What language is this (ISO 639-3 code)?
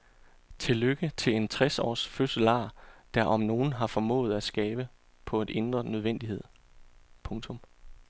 dan